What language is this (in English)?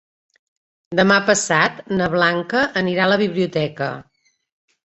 Catalan